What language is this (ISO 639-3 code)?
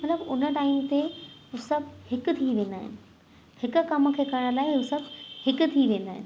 snd